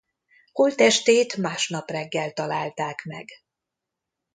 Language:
Hungarian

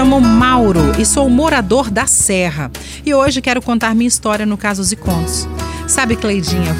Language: Portuguese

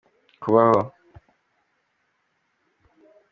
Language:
Kinyarwanda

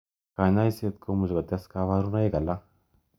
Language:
Kalenjin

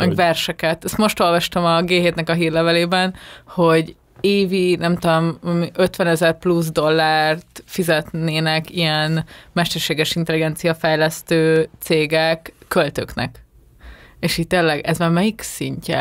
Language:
Hungarian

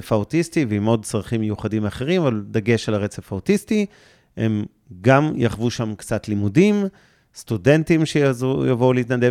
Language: Hebrew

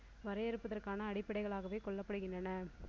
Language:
Tamil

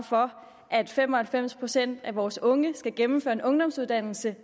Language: Danish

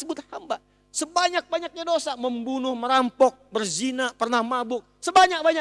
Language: Indonesian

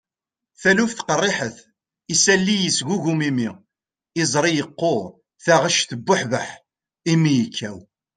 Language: Kabyle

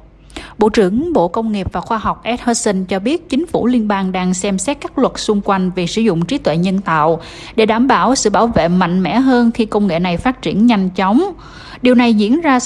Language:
Vietnamese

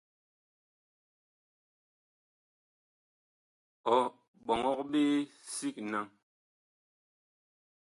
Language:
Bakoko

